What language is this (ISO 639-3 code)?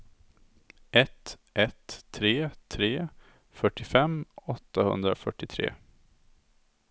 swe